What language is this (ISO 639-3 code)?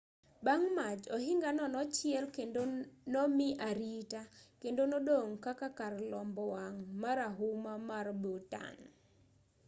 luo